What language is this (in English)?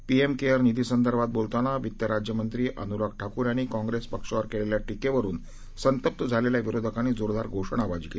Marathi